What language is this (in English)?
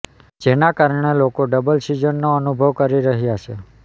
Gujarati